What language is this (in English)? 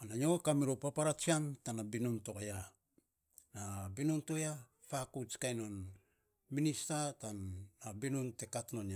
Saposa